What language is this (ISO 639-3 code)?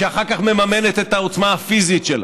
heb